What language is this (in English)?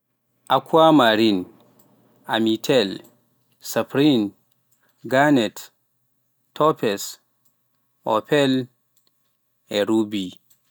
Pular